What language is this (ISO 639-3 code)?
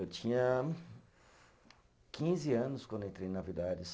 por